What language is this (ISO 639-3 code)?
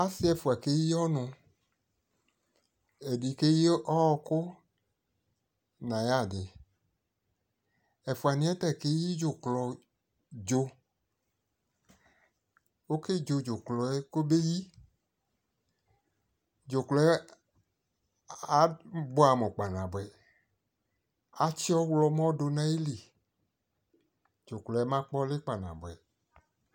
kpo